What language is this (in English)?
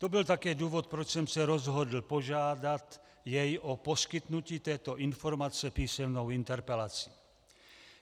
Czech